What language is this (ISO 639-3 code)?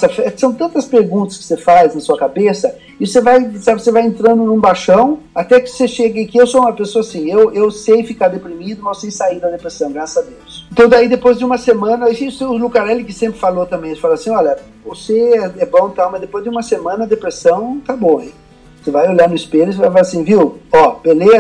por